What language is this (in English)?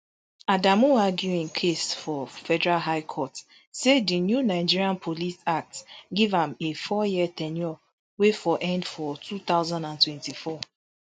Nigerian Pidgin